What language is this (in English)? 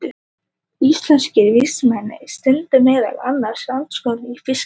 Icelandic